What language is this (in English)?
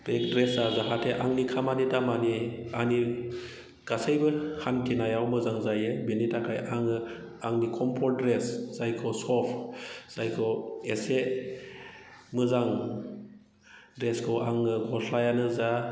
Bodo